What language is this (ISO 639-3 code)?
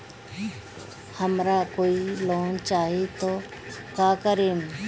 bho